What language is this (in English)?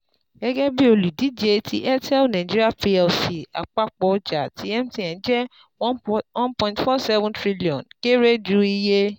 Yoruba